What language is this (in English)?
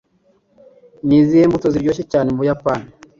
Kinyarwanda